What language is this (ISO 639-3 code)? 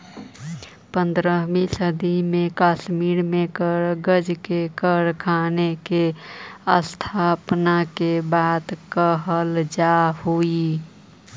mag